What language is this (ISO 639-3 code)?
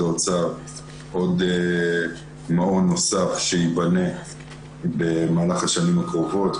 heb